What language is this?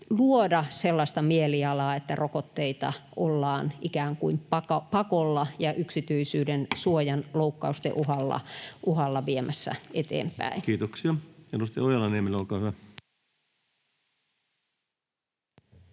Finnish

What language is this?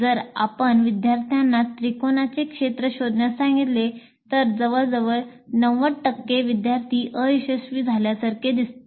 Marathi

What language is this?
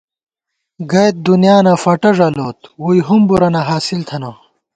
Gawar-Bati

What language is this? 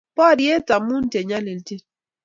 Kalenjin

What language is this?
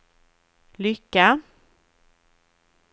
Swedish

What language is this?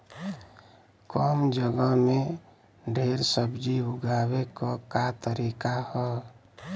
Bhojpuri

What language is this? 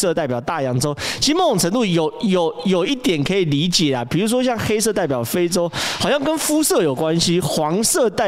Chinese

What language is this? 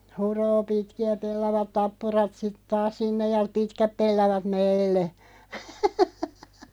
Finnish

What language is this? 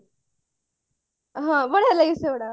Odia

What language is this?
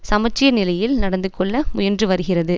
Tamil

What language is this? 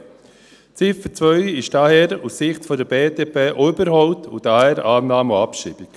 Swiss German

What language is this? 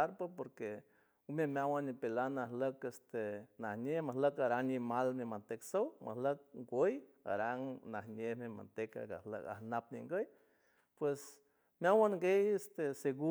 San Francisco Del Mar Huave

